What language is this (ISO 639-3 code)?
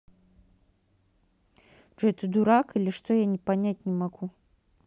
rus